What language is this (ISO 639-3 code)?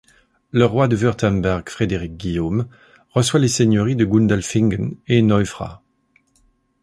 fra